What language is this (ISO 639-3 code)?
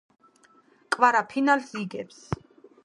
kat